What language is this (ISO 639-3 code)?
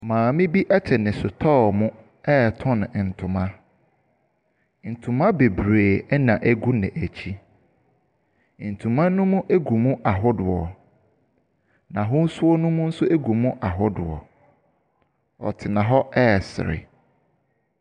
aka